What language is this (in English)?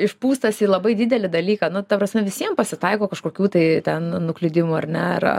Lithuanian